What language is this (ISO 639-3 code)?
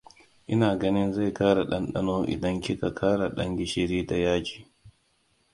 hau